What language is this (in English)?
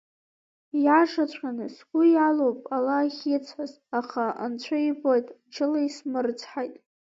Abkhazian